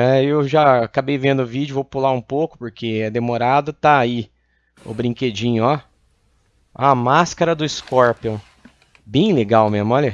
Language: Portuguese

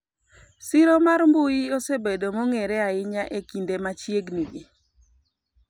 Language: Luo (Kenya and Tanzania)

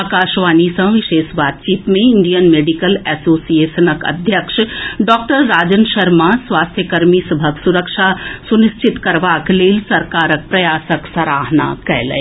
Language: Maithili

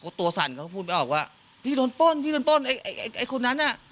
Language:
Thai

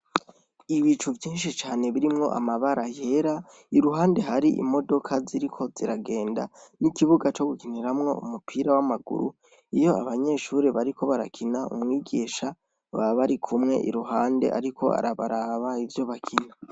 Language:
Rundi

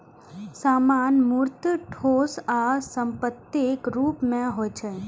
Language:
Maithili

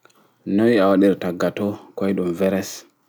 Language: Fula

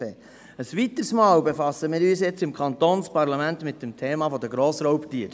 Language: Swiss German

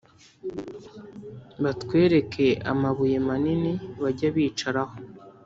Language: Kinyarwanda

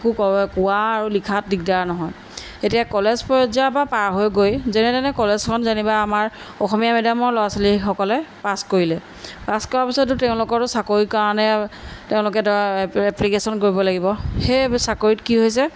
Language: Assamese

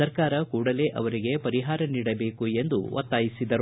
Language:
Kannada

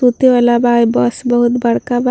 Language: Bhojpuri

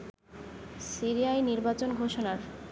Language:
Bangla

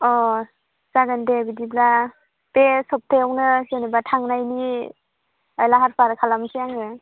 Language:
Bodo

